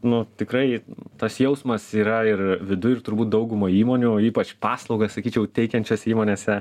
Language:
Lithuanian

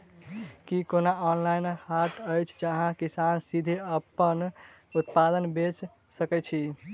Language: Maithili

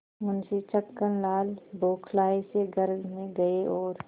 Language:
Hindi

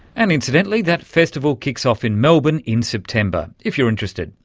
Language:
English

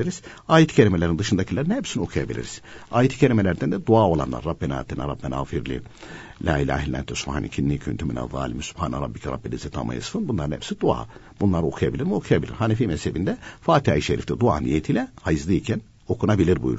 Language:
Turkish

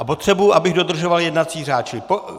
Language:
Czech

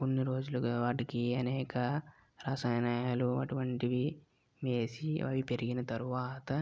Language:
Telugu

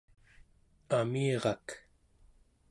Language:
Central Yupik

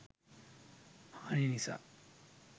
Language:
Sinhala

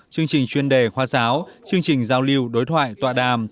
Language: Vietnamese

